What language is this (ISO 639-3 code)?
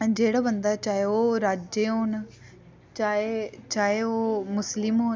doi